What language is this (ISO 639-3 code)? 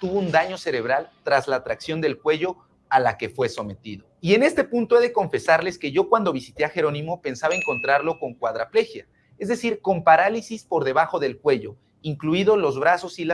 spa